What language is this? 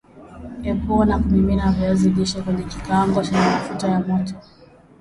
Swahili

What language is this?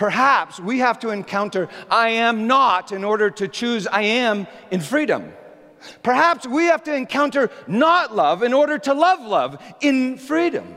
English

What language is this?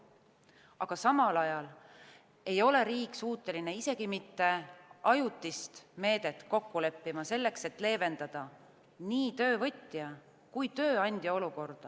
Estonian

